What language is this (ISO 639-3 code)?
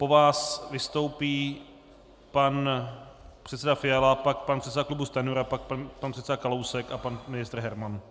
ces